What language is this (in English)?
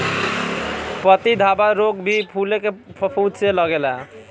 Bhojpuri